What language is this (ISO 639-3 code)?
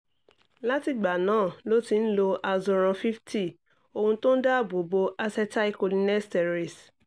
yor